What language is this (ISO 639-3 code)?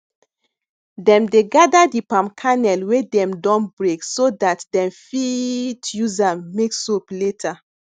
pcm